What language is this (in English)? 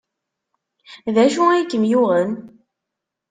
Kabyle